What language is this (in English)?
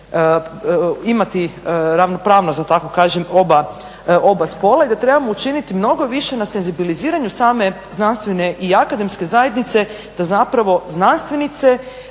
Croatian